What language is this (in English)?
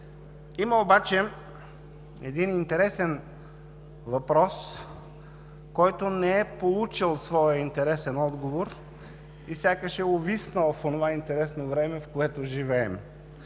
Bulgarian